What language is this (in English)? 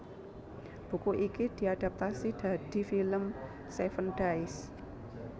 Javanese